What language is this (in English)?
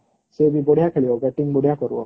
Odia